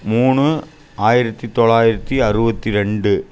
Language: Tamil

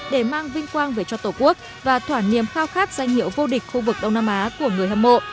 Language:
Vietnamese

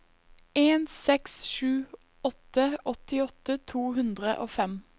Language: Norwegian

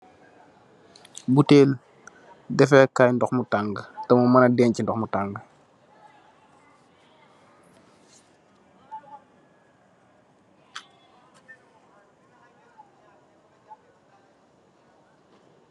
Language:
Wolof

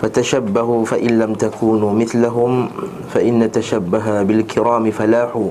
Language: Malay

